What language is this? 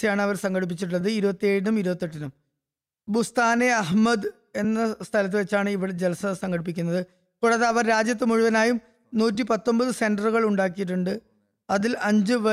Malayalam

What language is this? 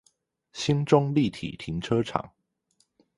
Chinese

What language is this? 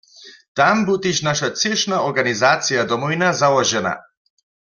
Upper Sorbian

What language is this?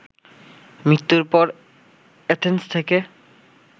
Bangla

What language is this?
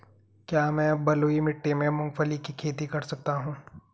Hindi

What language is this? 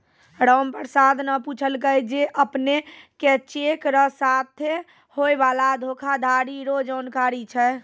Maithili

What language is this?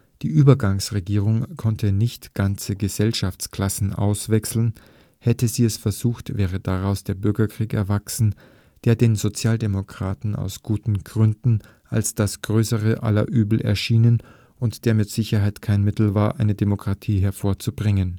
German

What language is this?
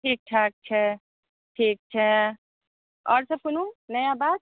Maithili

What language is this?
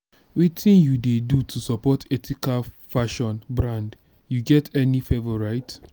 Nigerian Pidgin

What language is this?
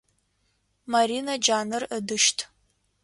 Adyghe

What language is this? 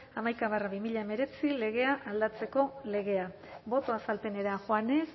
Basque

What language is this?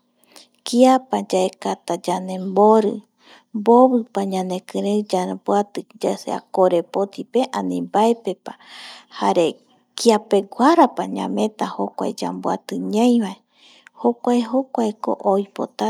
Eastern Bolivian Guaraní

